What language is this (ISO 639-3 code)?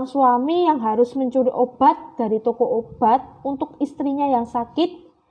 ind